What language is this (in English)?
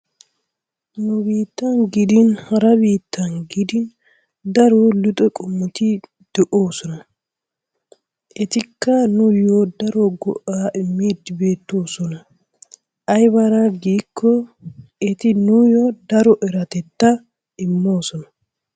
Wolaytta